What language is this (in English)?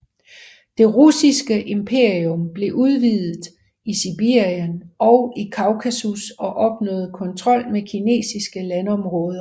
Danish